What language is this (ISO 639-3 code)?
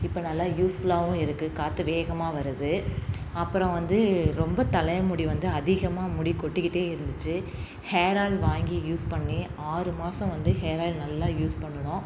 tam